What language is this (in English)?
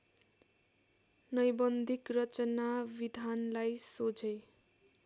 Nepali